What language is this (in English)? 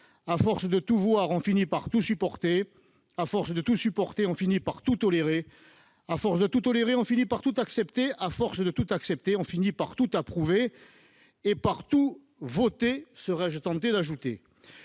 French